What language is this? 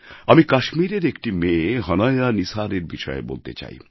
Bangla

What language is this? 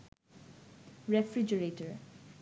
Bangla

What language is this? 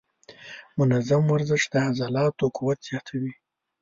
Pashto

